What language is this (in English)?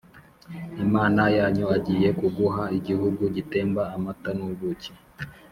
Kinyarwanda